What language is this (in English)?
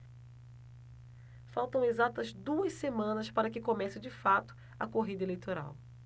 Portuguese